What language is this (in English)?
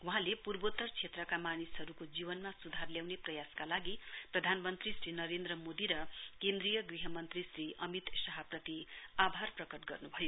Nepali